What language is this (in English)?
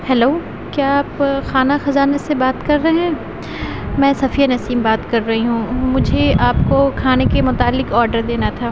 Urdu